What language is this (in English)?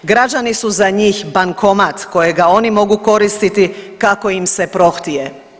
Croatian